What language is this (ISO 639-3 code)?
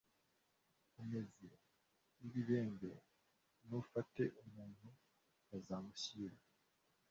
kin